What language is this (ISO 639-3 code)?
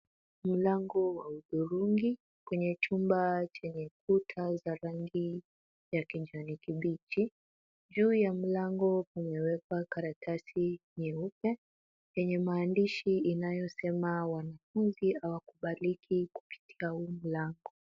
swa